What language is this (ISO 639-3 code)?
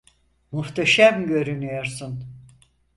tur